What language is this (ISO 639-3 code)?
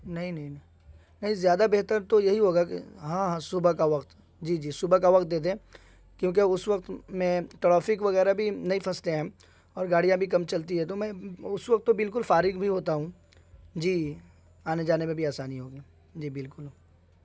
urd